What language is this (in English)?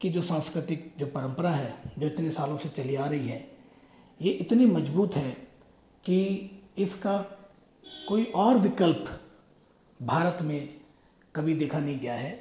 Hindi